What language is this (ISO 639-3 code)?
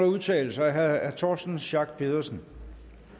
dan